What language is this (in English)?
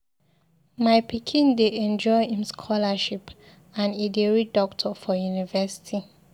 Nigerian Pidgin